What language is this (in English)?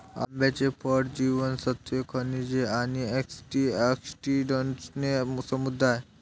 Marathi